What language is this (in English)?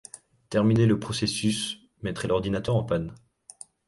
French